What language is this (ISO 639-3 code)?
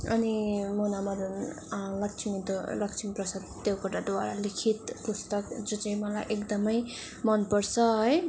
nep